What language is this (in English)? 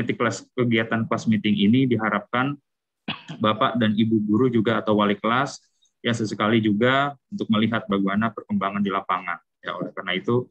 Indonesian